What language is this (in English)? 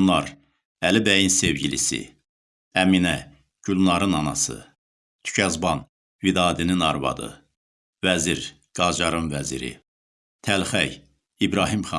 Turkish